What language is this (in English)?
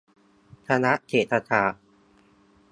Thai